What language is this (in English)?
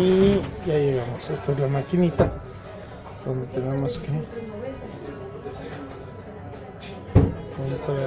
Spanish